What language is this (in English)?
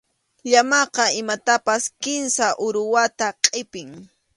Arequipa-La Unión Quechua